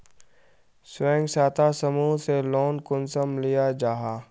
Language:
Magahi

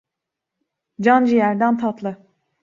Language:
Turkish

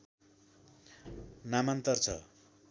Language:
Nepali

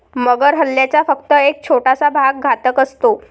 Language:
Marathi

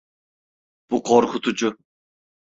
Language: Turkish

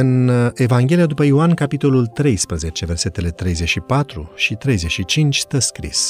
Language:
Romanian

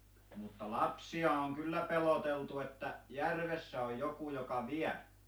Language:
Finnish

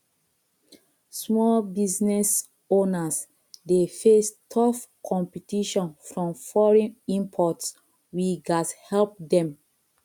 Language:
Nigerian Pidgin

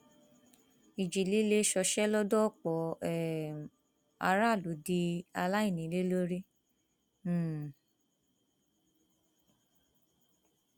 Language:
Yoruba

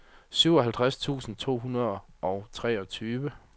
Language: Danish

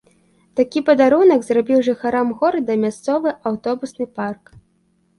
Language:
Belarusian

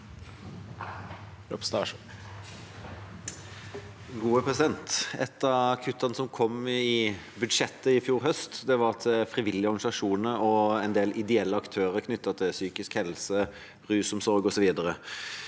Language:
Norwegian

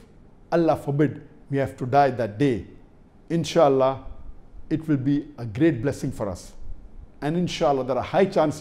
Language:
English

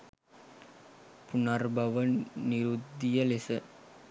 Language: Sinhala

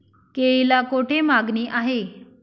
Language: Marathi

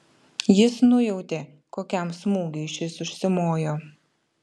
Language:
Lithuanian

